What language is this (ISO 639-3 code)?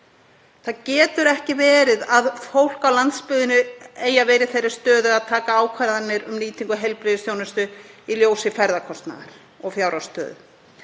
isl